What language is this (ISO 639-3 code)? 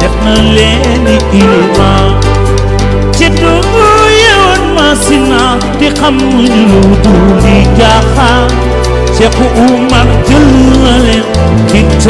fra